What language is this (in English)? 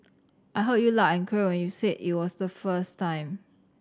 English